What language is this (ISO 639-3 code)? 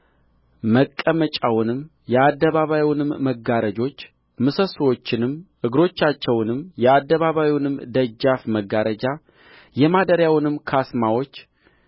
amh